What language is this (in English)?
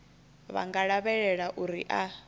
Venda